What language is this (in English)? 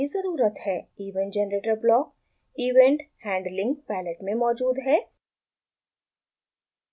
Hindi